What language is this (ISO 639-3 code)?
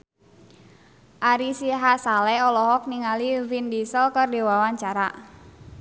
sun